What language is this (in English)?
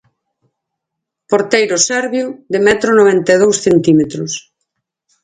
Galician